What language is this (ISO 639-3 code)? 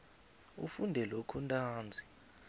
nbl